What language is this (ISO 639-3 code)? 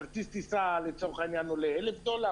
heb